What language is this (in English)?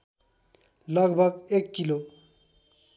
Nepali